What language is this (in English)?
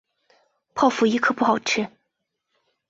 Chinese